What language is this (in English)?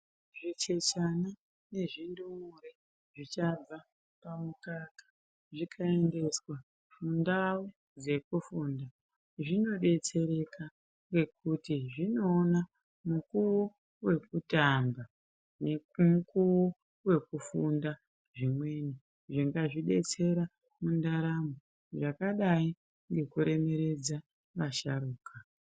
Ndau